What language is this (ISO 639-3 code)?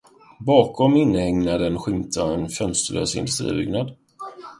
swe